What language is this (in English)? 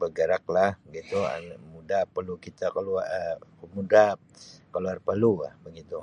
Sabah Malay